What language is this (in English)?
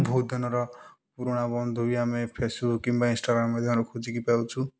Odia